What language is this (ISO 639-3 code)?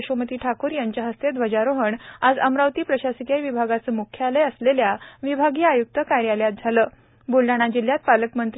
mar